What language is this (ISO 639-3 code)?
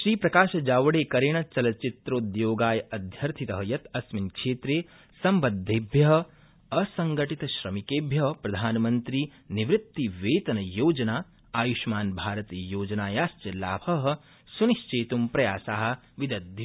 san